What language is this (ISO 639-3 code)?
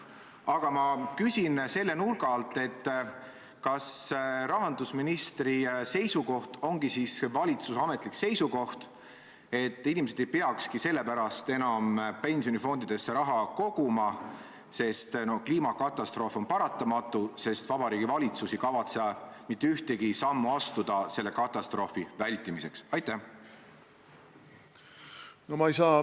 est